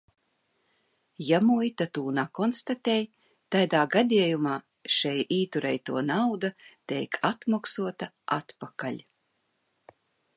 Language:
Latvian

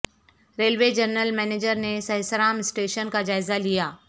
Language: Urdu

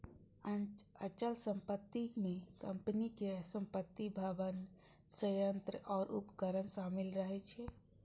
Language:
Maithili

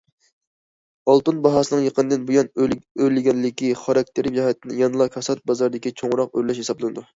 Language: Uyghur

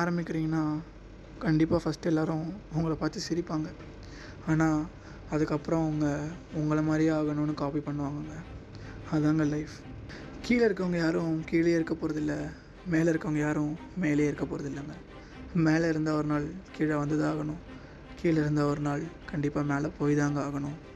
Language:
Tamil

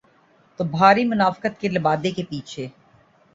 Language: Urdu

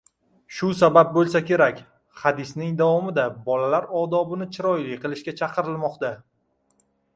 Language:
Uzbek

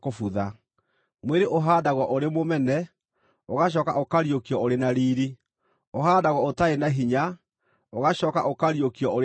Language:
Kikuyu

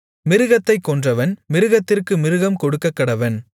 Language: Tamil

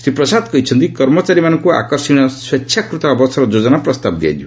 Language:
Odia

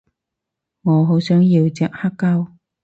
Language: Cantonese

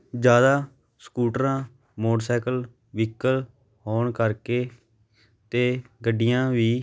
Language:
Punjabi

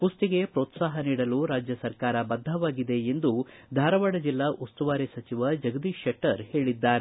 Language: Kannada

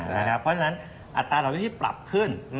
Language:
Thai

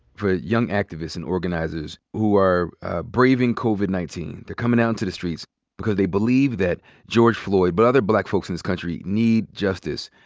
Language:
English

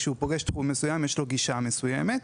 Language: Hebrew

